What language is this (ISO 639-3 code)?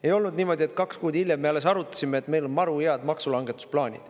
est